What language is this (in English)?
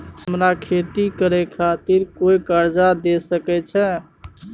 Maithili